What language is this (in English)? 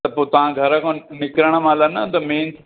Sindhi